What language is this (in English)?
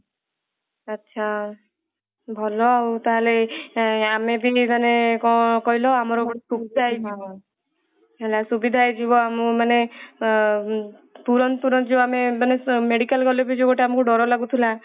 Odia